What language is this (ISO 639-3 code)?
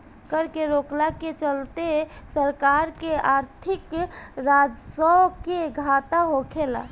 bho